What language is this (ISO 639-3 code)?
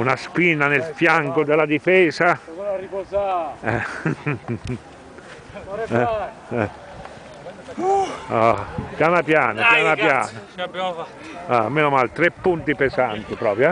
ita